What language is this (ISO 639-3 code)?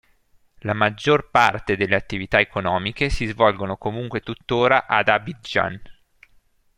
ita